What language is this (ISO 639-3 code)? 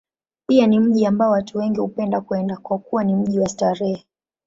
swa